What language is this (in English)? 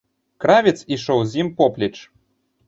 Belarusian